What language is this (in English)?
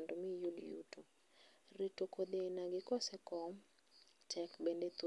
Luo (Kenya and Tanzania)